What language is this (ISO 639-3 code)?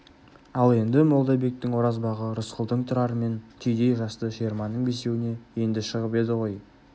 kaz